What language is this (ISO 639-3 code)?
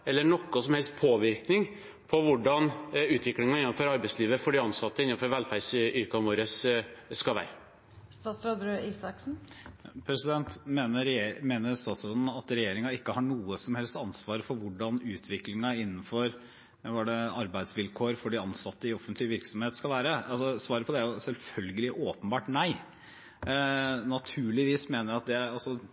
nob